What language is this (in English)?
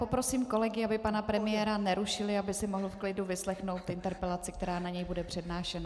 Czech